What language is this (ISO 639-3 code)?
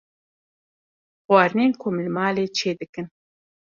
kur